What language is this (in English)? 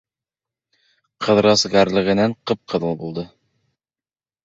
Bashkir